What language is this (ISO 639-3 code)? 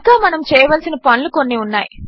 tel